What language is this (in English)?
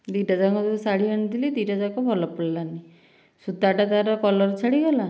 Odia